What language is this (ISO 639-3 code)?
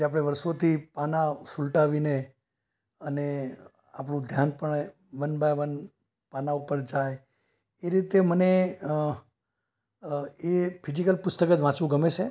guj